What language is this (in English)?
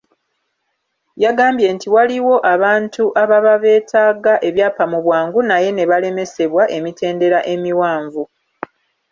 Ganda